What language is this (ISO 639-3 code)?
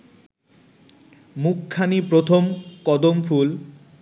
ben